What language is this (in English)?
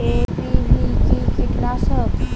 Bangla